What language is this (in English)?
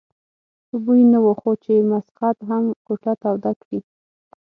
Pashto